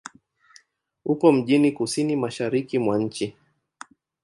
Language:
Swahili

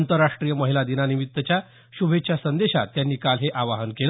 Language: Marathi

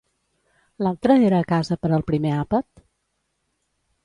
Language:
Catalan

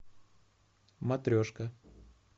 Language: Russian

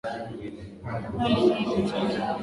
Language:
Swahili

